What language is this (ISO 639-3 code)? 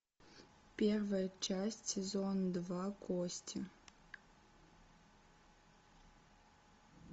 rus